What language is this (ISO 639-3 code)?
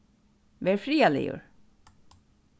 fao